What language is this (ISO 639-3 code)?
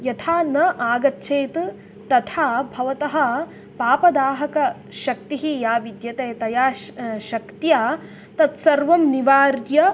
san